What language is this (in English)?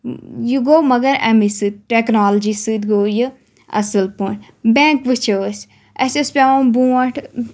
Kashmiri